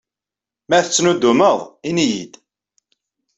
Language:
Kabyle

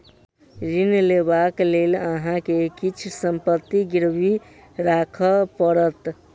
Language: Maithili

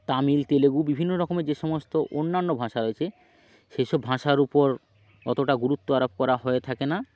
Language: Bangla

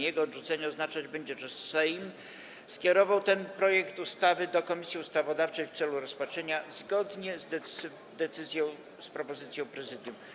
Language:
Polish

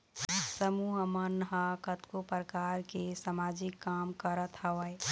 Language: Chhattisgarhi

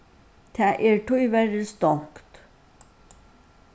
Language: Faroese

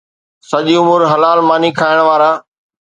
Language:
Sindhi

